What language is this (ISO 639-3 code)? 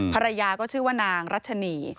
tha